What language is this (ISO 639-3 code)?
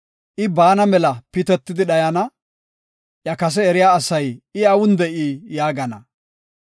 gof